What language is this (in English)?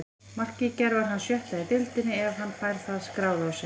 Icelandic